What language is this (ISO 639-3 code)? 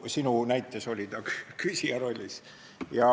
est